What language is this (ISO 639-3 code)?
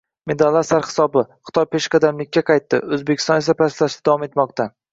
uzb